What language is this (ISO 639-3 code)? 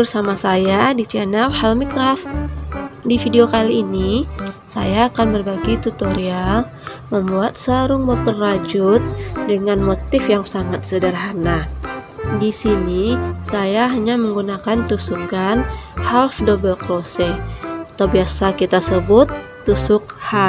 ind